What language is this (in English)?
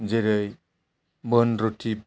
Bodo